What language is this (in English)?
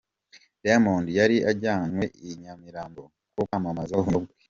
Kinyarwanda